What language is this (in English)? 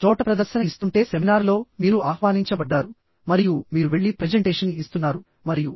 Telugu